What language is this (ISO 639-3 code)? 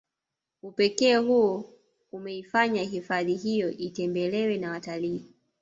swa